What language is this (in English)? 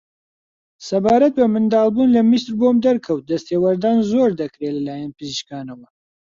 Central Kurdish